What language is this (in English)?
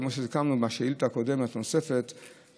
Hebrew